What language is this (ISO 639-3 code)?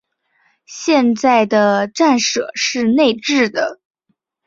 zho